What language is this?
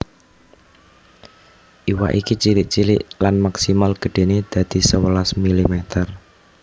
Javanese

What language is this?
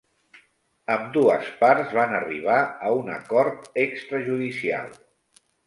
Catalan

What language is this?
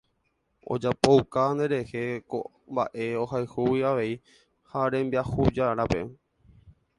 Guarani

